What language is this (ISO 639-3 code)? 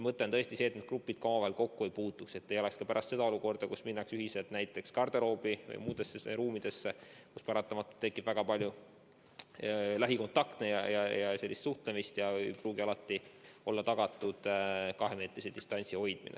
est